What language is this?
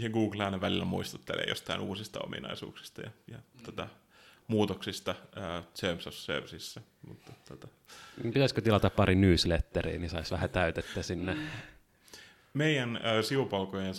Finnish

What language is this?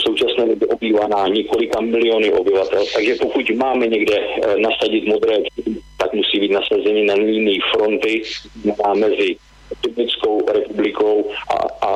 Czech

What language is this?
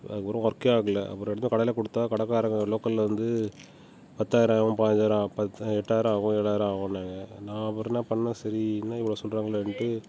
Tamil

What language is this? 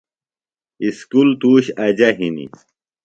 Phalura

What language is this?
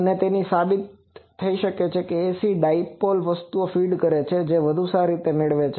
Gujarati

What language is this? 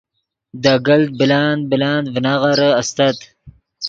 Yidgha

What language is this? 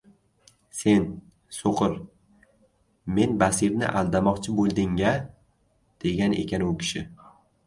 Uzbek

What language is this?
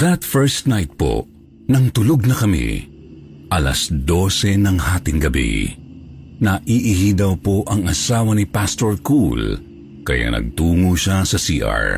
Filipino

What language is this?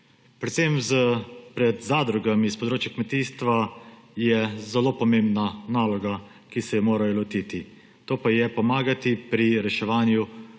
Slovenian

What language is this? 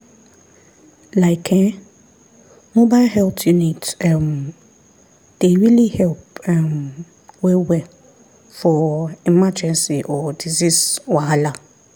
Nigerian Pidgin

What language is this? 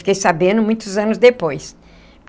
Portuguese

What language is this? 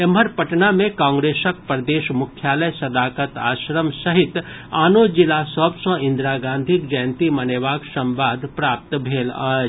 Maithili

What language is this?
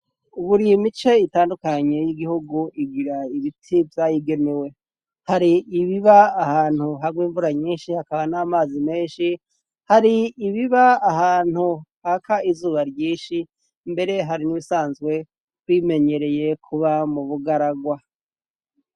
Rundi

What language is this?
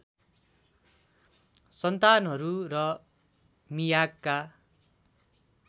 Nepali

